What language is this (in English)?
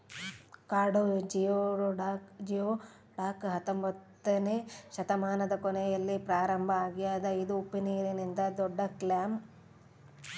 Kannada